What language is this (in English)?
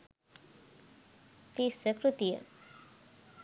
Sinhala